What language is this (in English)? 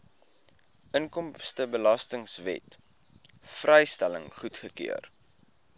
Afrikaans